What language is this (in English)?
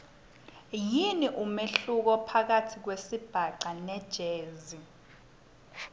Swati